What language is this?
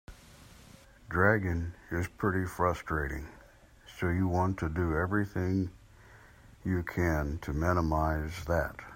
English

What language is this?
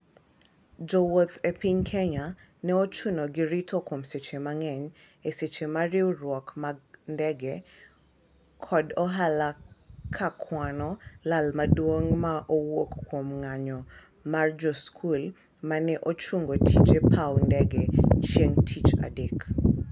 Luo (Kenya and Tanzania)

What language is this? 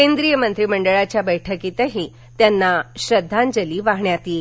Marathi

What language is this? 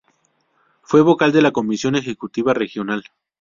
Spanish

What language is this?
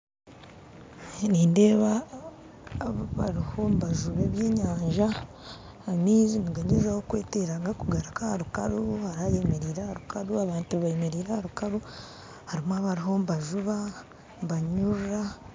Nyankole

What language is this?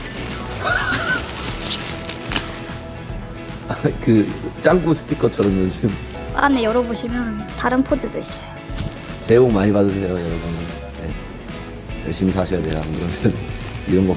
Korean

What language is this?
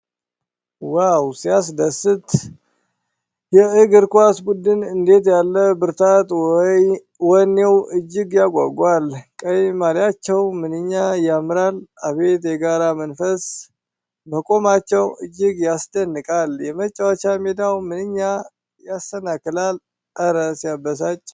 Amharic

